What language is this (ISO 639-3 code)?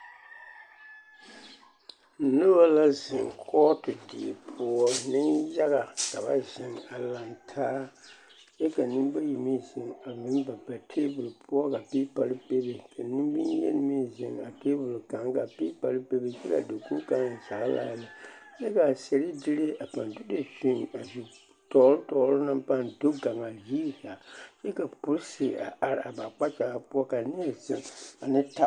dga